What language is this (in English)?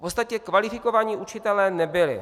Czech